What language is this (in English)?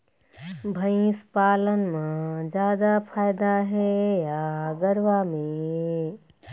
Chhattisgarhi